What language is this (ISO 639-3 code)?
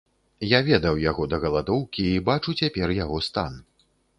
bel